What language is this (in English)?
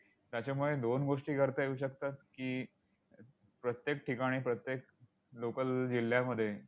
Marathi